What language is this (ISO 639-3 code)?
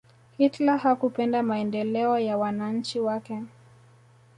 swa